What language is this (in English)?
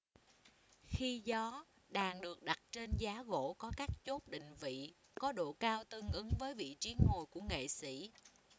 Vietnamese